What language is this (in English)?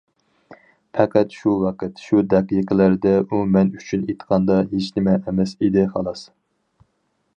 Uyghur